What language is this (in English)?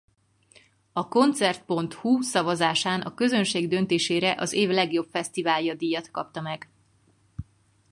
Hungarian